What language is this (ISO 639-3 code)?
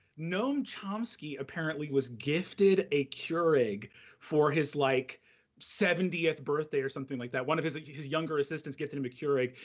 eng